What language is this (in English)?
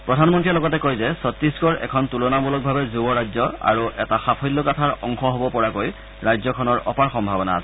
Assamese